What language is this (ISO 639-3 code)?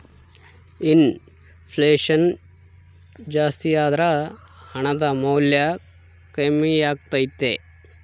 kan